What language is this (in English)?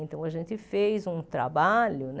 Portuguese